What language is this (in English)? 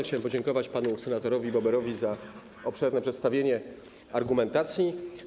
Polish